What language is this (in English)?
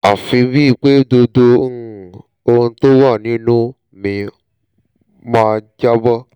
Yoruba